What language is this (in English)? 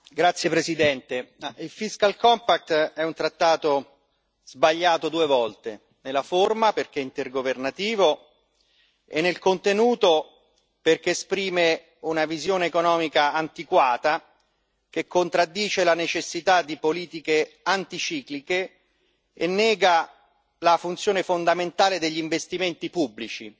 Italian